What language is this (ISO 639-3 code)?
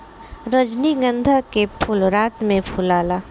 bho